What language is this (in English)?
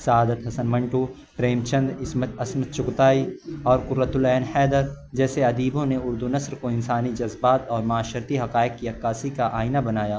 Urdu